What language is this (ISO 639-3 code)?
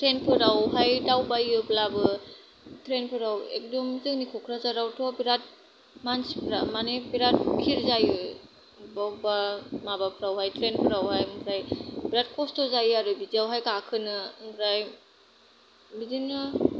brx